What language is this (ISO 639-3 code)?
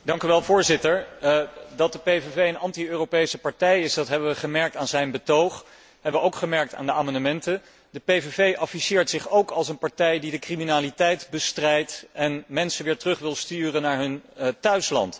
nld